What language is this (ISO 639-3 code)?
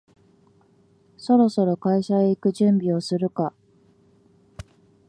jpn